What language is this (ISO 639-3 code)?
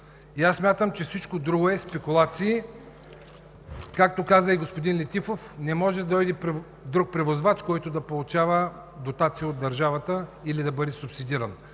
bul